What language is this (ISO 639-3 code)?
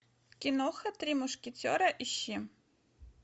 rus